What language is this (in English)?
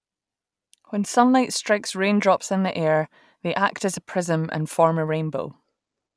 English